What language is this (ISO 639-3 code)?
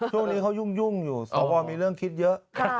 tha